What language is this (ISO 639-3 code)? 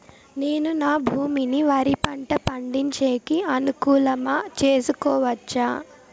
tel